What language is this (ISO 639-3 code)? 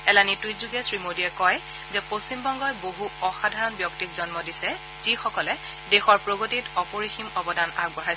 asm